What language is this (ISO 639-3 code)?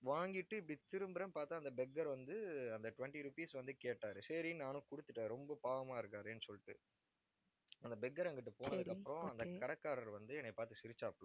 tam